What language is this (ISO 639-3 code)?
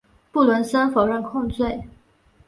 zho